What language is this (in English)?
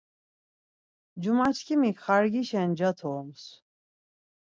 Laz